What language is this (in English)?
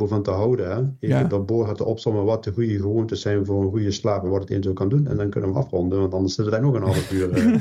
Dutch